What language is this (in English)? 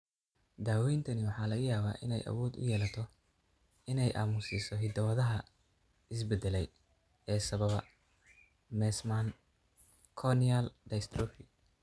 Somali